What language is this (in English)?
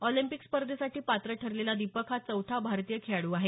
Marathi